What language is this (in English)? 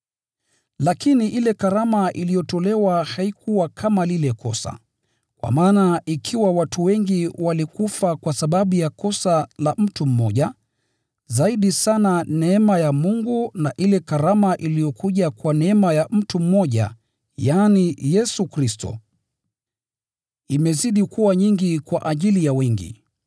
Swahili